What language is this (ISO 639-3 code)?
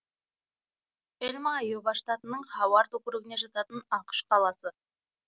kaz